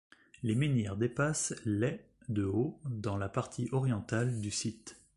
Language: French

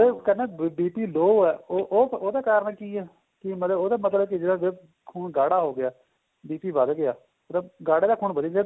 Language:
Punjabi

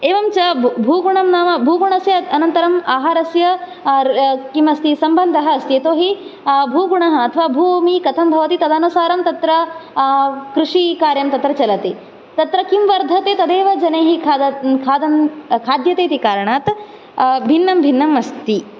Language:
Sanskrit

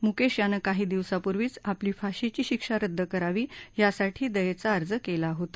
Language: Marathi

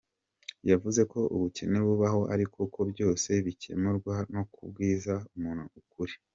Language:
Kinyarwanda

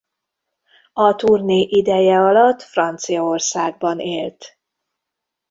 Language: Hungarian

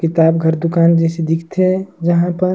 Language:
Surgujia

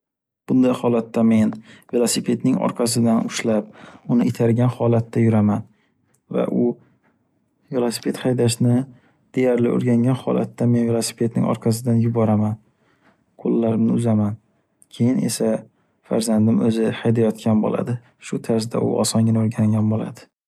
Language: Uzbek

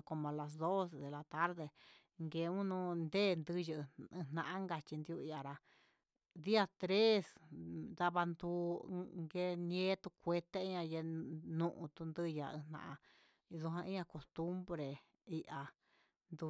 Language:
Huitepec Mixtec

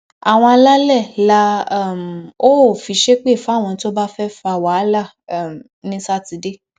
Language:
Yoruba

